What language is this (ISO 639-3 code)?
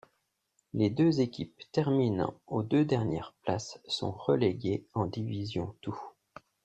fra